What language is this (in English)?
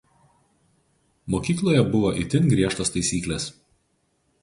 Lithuanian